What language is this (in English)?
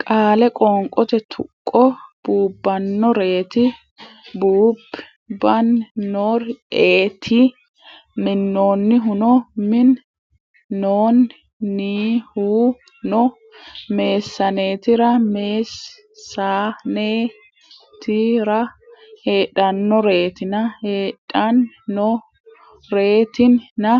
Sidamo